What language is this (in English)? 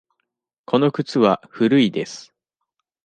Japanese